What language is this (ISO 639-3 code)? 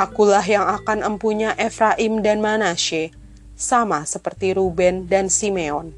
ind